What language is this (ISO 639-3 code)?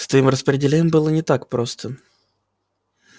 rus